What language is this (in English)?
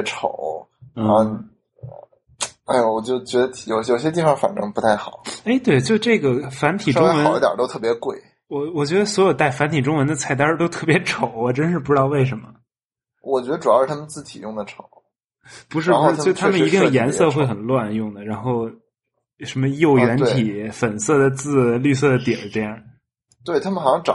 Chinese